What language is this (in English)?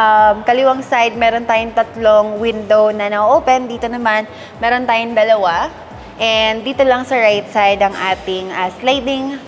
Filipino